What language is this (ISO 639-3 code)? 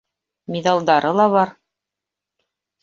bak